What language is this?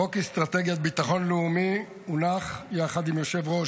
Hebrew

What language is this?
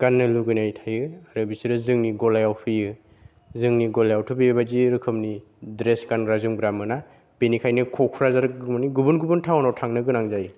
Bodo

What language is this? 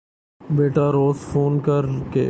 Urdu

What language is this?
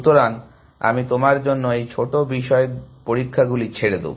Bangla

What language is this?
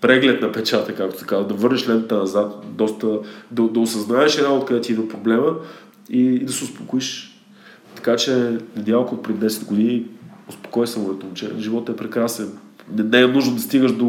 Bulgarian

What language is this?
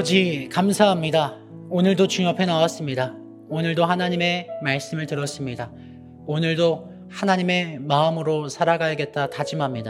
Korean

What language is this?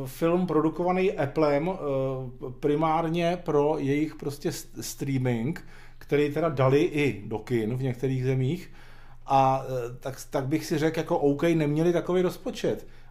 Czech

